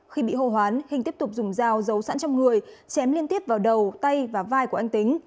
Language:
Vietnamese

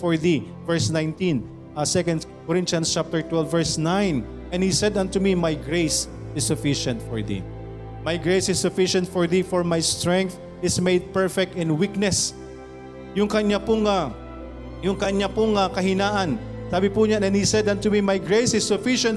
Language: Filipino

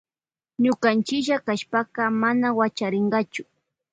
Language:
Loja Highland Quichua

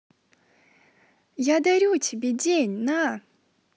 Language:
Russian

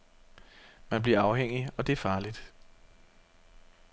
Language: Danish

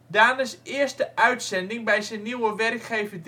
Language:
Dutch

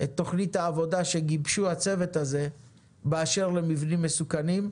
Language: Hebrew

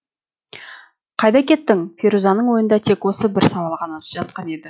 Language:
Kazakh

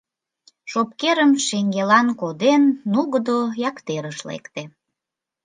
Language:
Mari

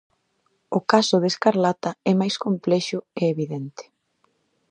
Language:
Galician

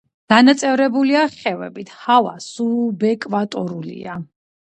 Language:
Georgian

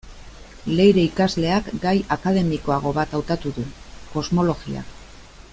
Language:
Basque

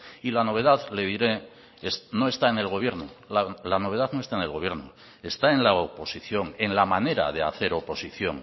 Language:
Spanish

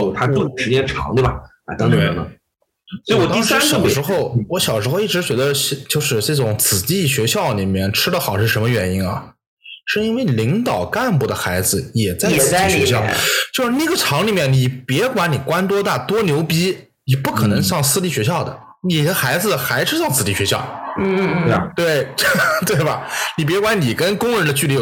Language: Chinese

